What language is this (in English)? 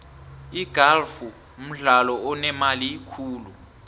South Ndebele